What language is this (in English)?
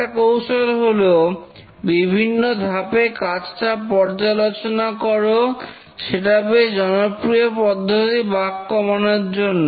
Bangla